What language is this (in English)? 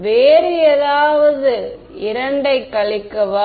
Tamil